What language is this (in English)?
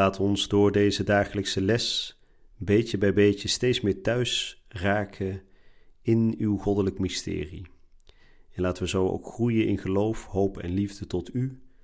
Dutch